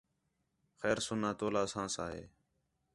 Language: Khetrani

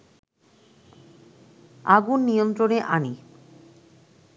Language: Bangla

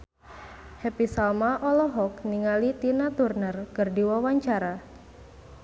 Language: Sundanese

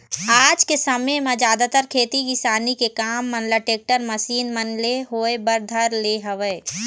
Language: Chhattisgarhi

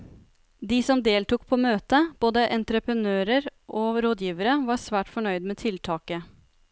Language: Norwegian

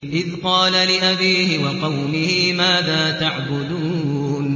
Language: Arabic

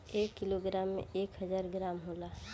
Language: Bhojpuri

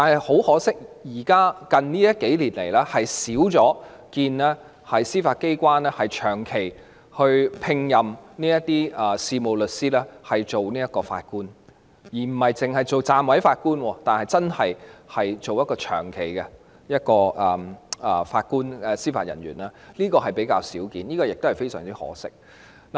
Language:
Cantonese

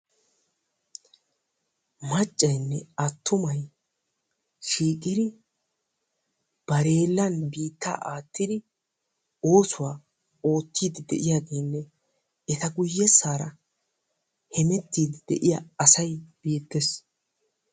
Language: Wolaytta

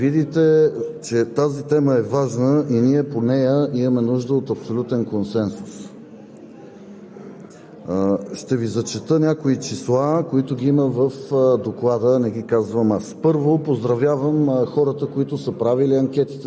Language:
Bulgarian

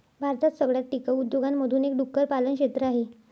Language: Marathi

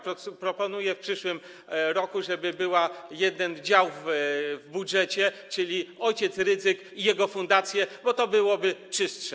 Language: Polish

